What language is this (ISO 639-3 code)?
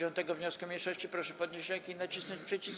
pol